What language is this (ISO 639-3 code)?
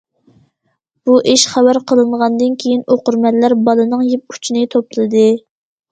uig